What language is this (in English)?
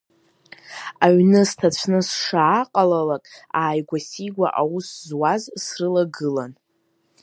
Abkhazian